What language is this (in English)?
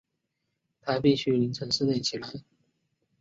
Chinese